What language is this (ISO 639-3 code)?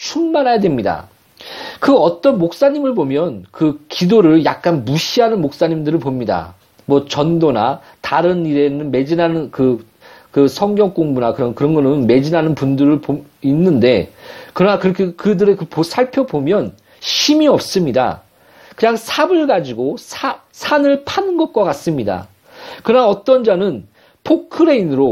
kor